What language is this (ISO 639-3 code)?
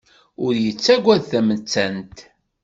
kab